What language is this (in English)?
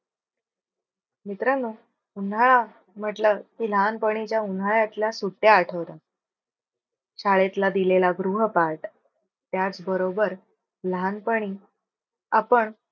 Marathi